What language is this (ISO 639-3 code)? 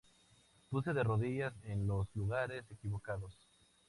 spa